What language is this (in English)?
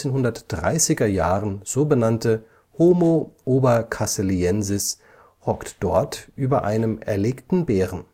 German